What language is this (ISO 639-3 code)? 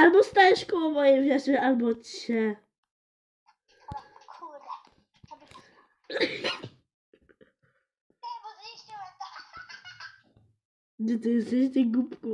pol